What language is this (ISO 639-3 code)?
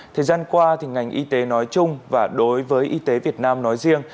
vie